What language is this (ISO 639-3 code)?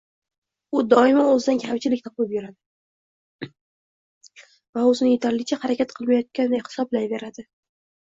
uzb